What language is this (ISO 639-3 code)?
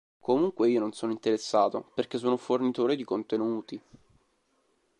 ita